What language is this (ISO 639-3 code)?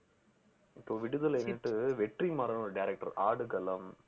tam